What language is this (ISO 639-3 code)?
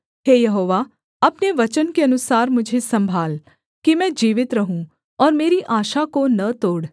hin